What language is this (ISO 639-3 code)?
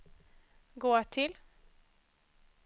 swe